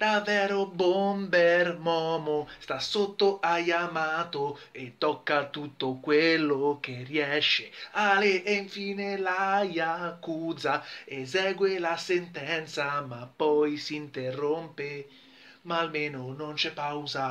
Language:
Italian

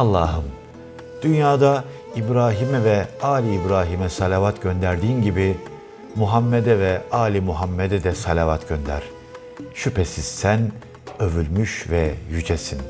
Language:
Turkish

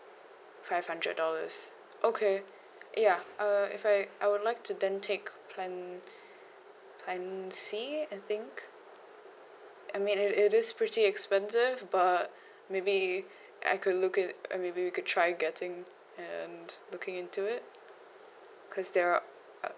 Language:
English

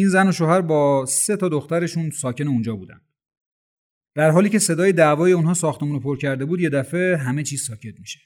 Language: Persian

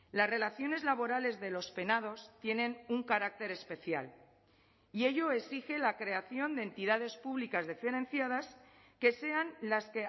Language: Spanish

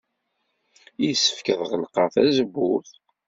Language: Kabyle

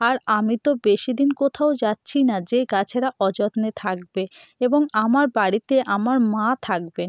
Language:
Bangla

